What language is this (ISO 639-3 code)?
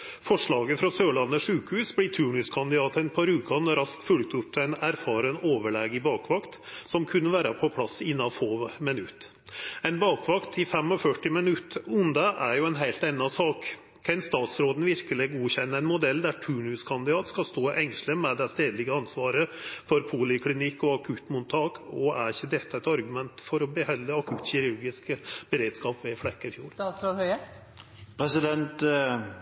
nno